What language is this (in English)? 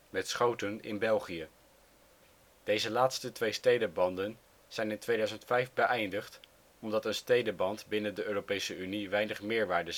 Dutch